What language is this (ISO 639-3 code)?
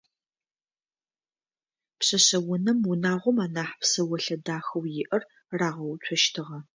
ady